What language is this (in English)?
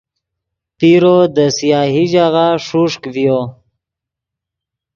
Yidgha